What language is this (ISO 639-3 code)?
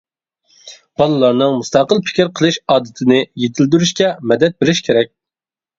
uig